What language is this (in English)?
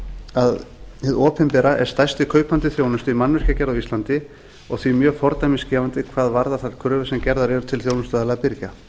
Icelandic